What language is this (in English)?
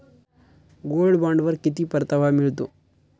Marathi